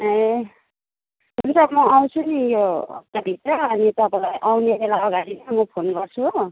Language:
Nepali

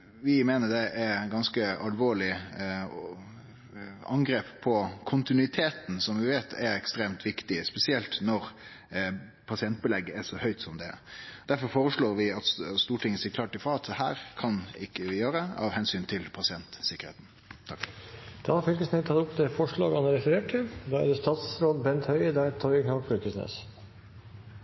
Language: Norwegian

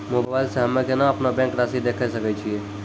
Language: Maithili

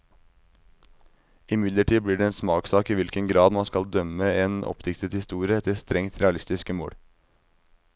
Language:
Norwegian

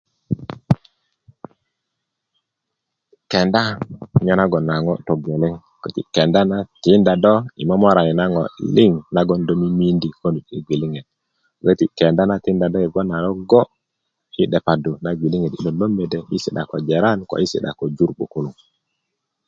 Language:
Kuku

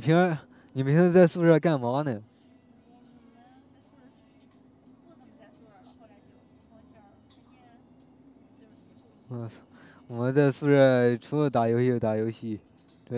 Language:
Chinese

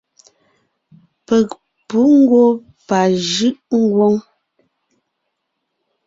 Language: Ngiemboon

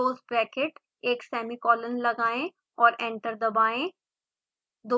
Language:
Hindi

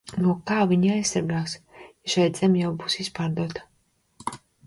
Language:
Latvian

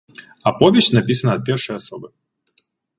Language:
Belarusian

